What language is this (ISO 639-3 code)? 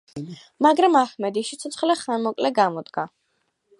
kat